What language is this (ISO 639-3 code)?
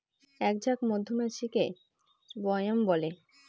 ben